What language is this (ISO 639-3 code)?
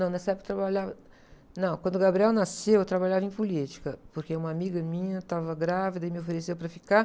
por